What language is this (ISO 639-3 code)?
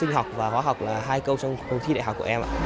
vie